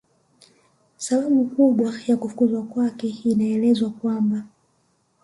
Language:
Swahili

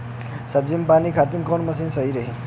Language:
Bhojpuri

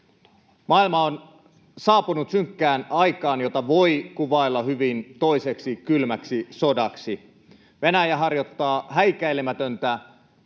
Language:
Finnish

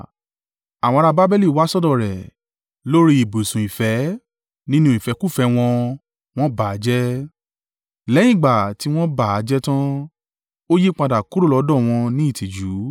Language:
Yoruba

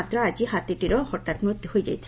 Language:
Odia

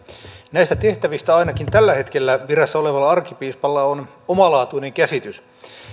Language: Finnish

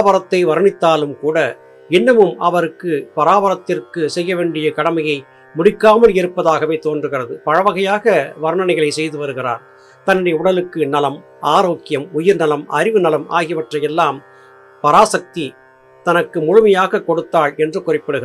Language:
Tamil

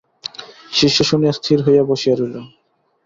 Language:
Bangla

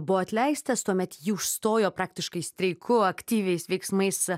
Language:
Lithuanian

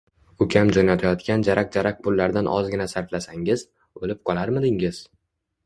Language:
Uzbek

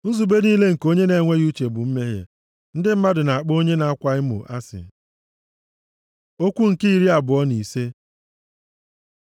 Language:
Igbo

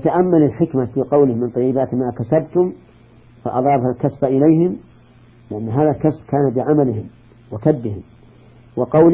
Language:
Arabic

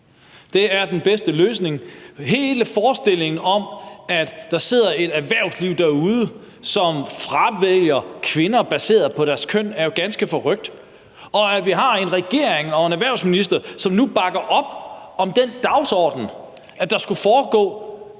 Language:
Danish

